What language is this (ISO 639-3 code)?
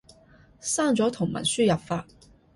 yue